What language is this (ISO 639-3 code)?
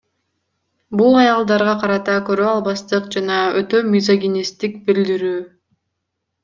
kir